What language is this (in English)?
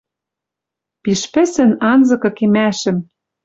Western Mari